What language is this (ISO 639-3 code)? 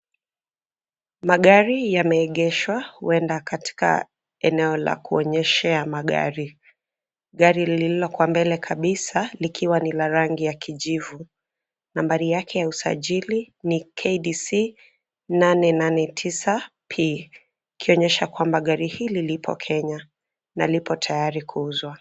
swa